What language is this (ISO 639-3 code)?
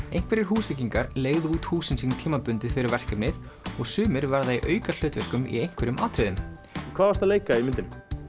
isl